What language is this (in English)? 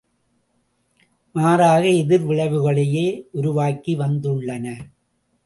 Tamil